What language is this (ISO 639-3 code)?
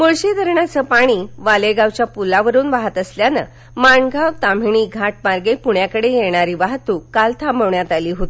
mar